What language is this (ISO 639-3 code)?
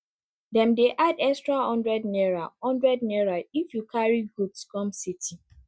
pcm